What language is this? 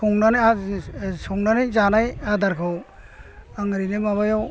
Bodo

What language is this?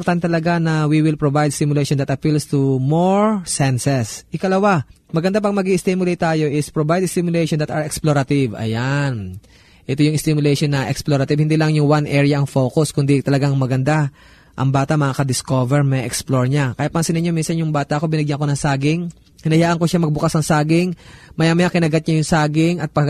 Filipino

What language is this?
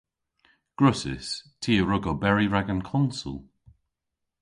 Cornish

